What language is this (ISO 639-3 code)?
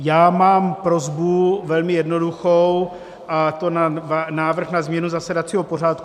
ces